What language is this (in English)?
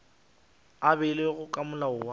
Northern Sotho